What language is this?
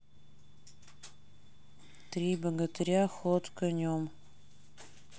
Russian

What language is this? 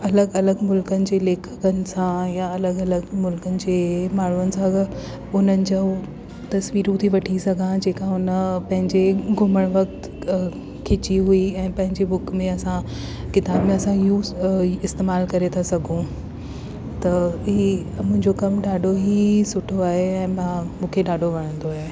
Sindhi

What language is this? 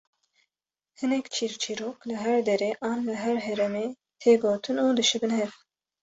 Kurdish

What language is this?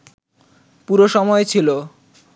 Bangla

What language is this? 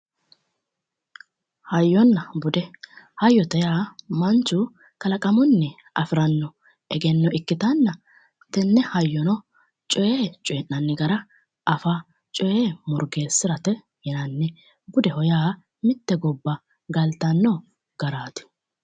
Sidamo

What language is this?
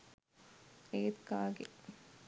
Sinhala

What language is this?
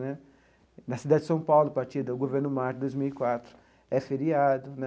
Portuguese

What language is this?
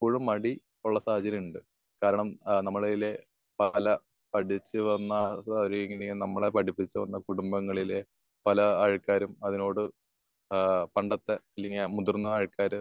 Malayalam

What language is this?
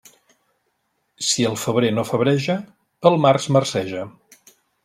Catalan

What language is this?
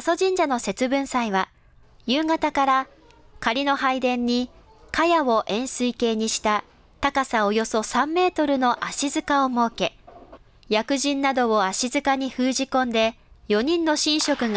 Japanese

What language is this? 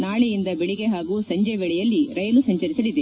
Kannada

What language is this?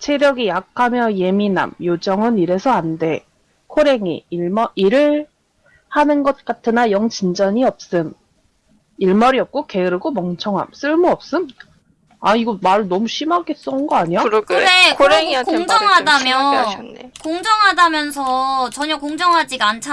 Korean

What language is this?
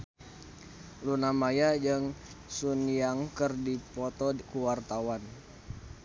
Sundanese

